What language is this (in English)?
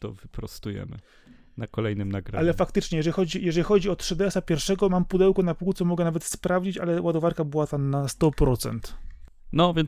Polish